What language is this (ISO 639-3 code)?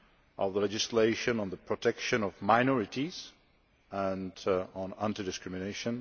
eng